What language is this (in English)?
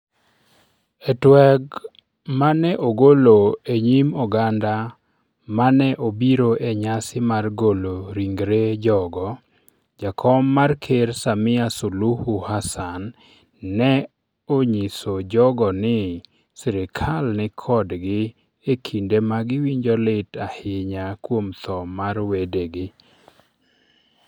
Luo (Kenya and Tanzania)